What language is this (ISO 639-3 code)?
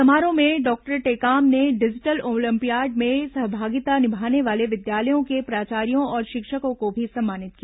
hin